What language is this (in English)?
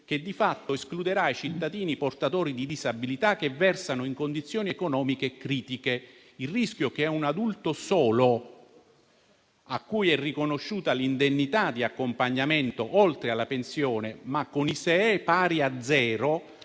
Italian